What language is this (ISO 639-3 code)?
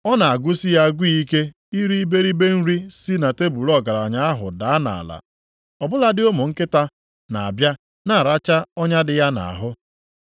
ibo